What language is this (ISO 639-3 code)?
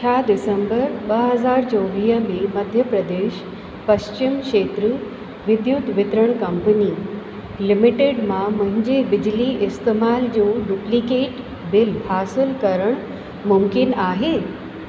snd